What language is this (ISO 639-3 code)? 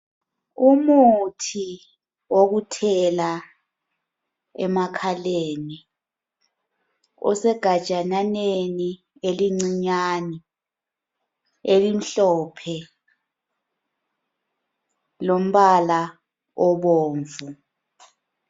nde